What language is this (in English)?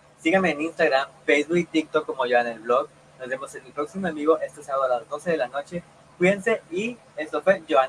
Spanish